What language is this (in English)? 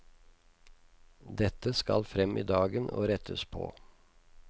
Norwegian